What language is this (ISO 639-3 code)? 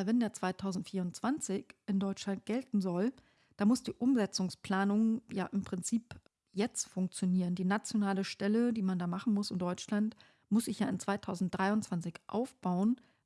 deu